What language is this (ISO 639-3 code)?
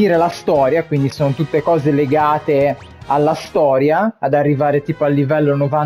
ita